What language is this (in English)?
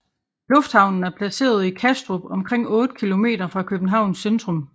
Danish